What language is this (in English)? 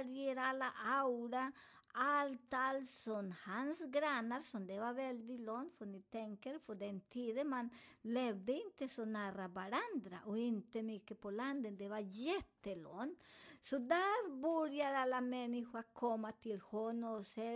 Swedish